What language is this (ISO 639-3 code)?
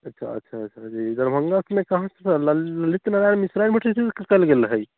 mai